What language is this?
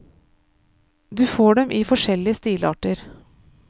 Norwegian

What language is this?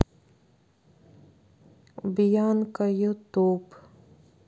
Russian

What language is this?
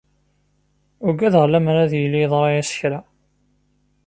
Kabyle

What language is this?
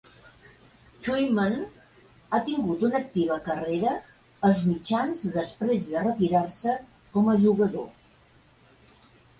Catalan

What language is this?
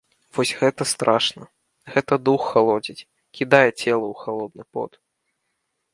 Belarusian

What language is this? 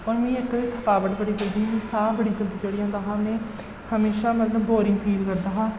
Dogri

